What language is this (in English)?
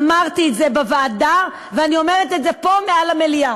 Hebrew